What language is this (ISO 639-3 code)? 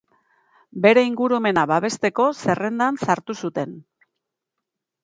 eus